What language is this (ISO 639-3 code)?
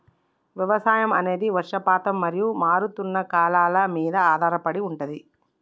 tel